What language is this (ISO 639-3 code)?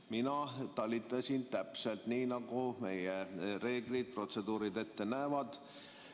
est